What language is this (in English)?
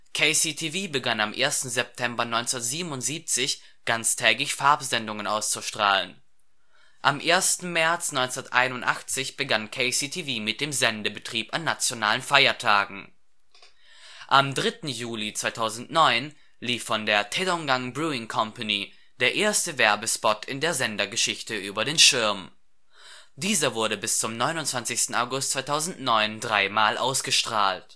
German